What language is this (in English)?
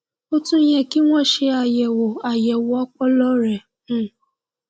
Yoruba